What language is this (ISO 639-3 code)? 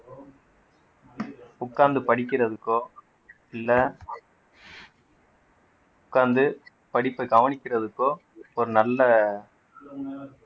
tam